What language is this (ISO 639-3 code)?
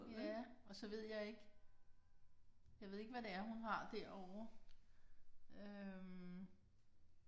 dan